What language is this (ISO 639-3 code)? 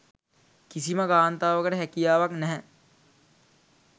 sin